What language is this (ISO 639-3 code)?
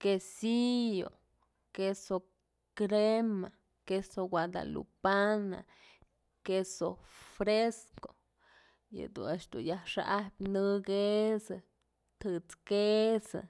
mzl